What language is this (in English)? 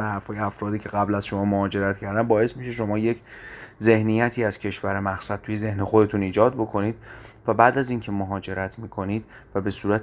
Persian